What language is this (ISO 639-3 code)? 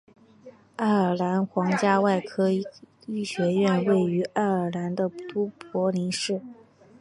zho